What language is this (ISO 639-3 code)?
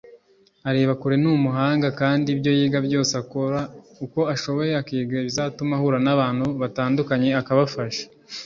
kin